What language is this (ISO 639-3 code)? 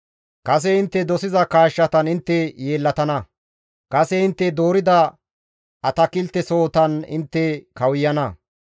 gmv